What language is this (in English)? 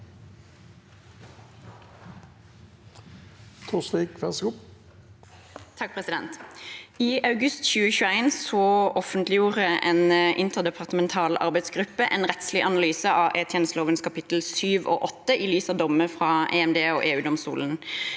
Norwegian